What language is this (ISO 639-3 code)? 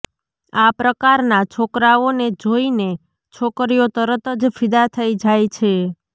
guj